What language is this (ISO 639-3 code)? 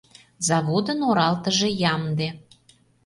chm